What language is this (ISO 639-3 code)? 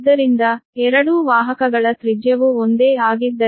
kan